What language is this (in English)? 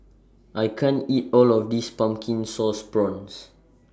English